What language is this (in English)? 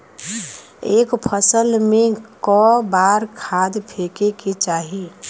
Bhojpuri